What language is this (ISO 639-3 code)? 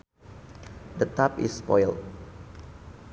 sun